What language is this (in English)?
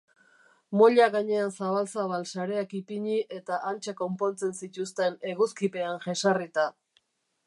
Basque